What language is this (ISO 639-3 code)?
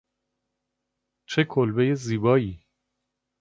fas